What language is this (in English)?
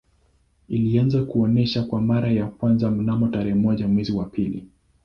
Swahili